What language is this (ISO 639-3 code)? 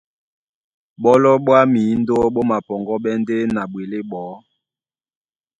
dua